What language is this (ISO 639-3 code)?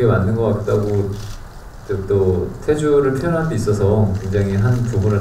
kor